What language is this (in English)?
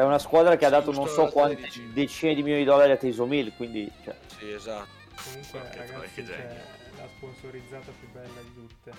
Italian